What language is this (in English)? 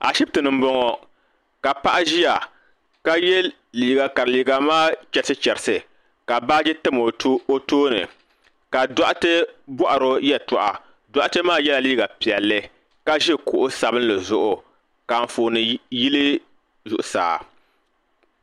Dagbani